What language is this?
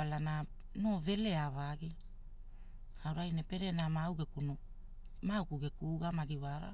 Hula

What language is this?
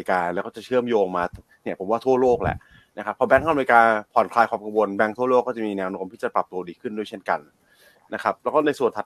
Thai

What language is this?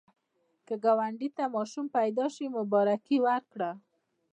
Pashto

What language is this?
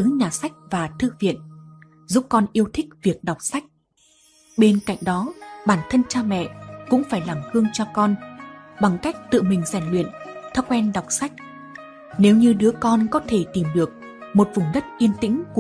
Vietnamese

